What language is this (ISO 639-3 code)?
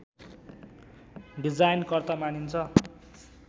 nep